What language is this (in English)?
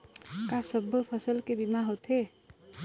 Chhattisgarhi